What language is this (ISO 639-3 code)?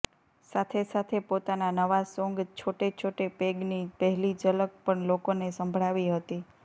guj